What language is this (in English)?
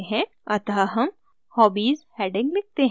Hindi